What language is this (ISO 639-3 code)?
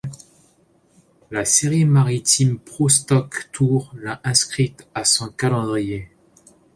fra